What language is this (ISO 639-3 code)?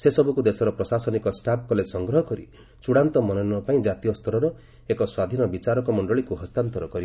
ori